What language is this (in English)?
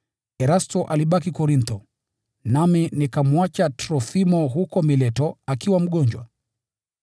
Swahili